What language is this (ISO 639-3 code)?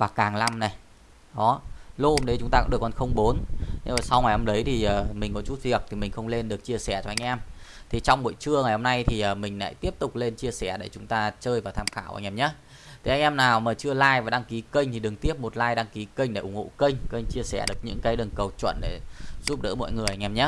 vie